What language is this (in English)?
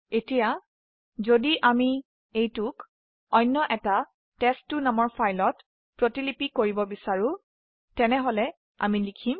Assamese